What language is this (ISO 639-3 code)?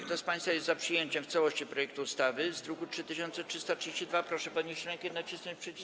pol